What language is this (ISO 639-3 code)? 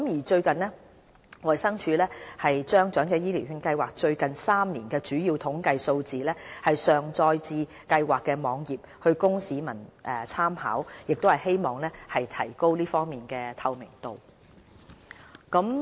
yue